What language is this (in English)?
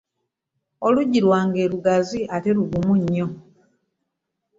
Ganda